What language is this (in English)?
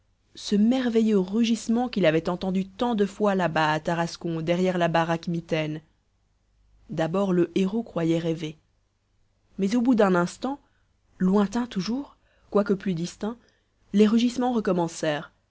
French